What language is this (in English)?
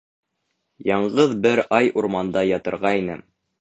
Bashkir